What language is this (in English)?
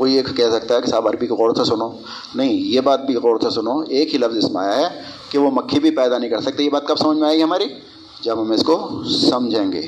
Urdu